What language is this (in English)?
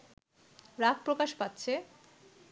Bangla